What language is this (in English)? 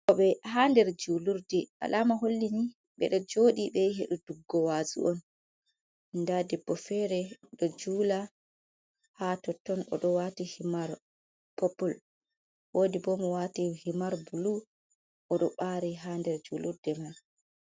Fula